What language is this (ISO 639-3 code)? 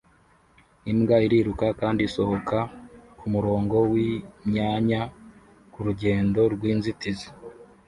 kin